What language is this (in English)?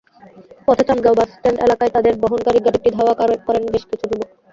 Bangla